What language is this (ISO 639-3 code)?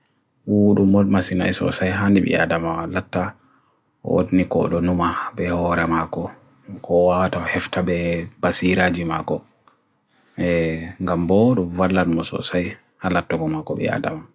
fui